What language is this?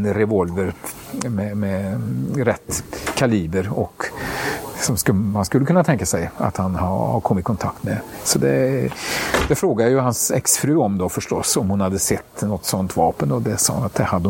Swedish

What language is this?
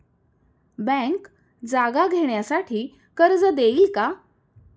Marathi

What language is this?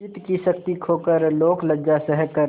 Hindi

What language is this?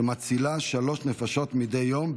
Hebrew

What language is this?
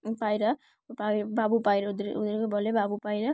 Bangla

